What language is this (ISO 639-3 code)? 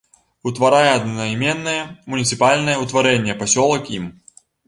bel